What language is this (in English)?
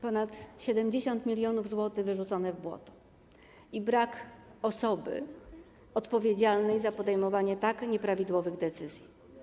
Polish